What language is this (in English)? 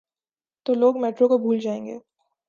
Urdu